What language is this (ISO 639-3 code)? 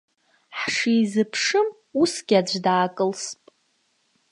abk